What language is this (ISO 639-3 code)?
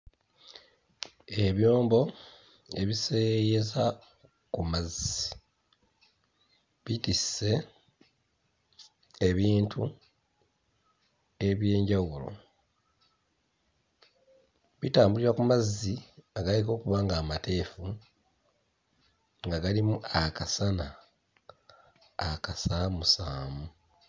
lug